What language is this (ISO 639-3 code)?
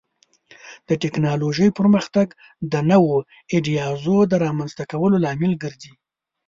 pus